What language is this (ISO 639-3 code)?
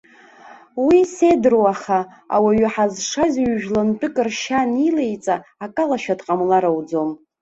abk